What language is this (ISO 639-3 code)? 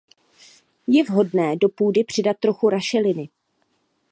ces